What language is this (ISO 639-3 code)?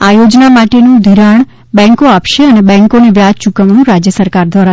guj